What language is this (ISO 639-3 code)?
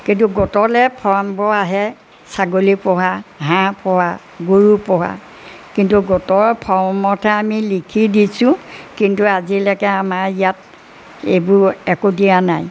asm